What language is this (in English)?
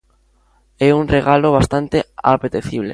Galician